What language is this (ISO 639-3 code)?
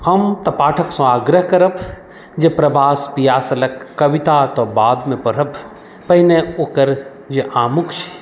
mai